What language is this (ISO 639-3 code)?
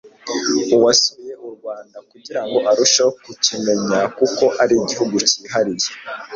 kin